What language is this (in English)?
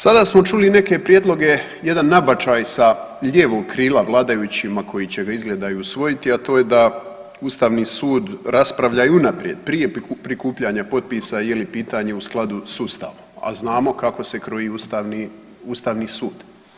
Croatian